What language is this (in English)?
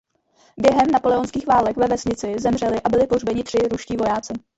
Czech